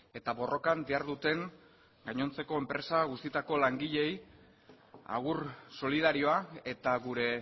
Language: Basque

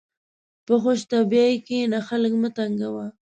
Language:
Pashto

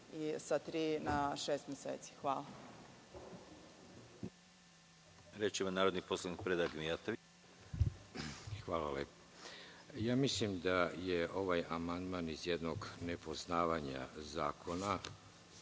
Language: Serbian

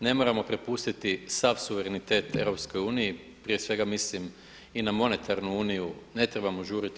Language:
Croatian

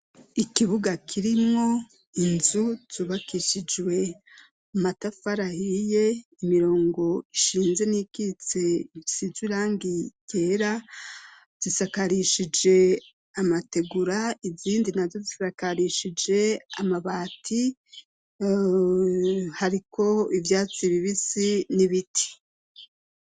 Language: Rundi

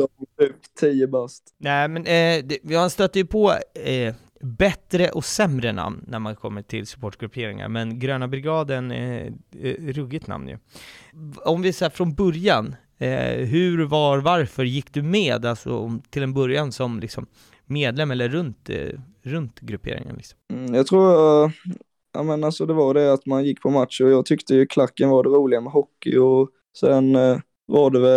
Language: Swedish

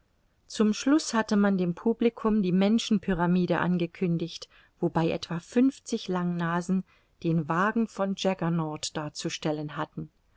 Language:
German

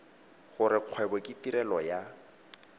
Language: Tswana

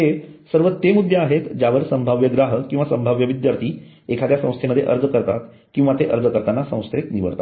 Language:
Marathi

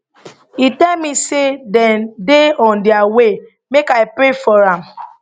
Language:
Nigerian Pidgin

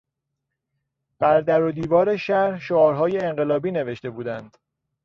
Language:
Persian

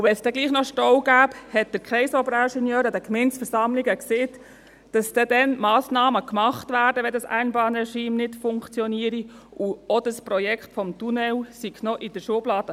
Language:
Swiss German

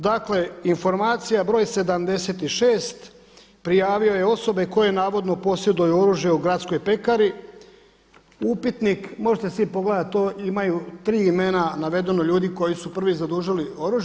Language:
Croatian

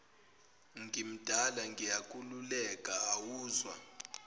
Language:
Zulu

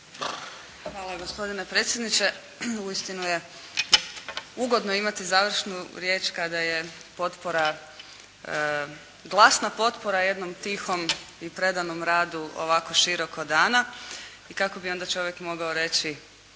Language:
Croatian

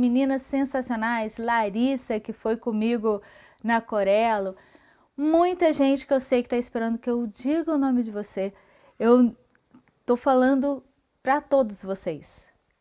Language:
Portuguese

